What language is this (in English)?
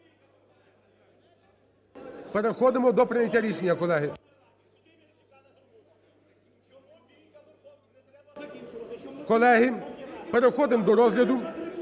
Ukrainian